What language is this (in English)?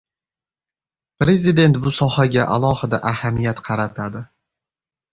Uzbek